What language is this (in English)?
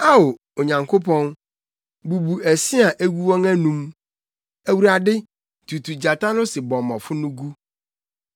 Akan